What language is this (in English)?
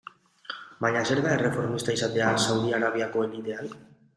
Basque